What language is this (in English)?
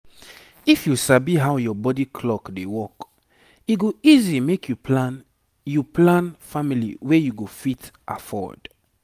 Nigerian Pidgin